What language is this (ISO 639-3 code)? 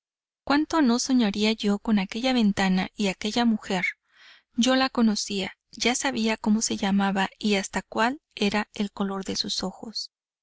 spa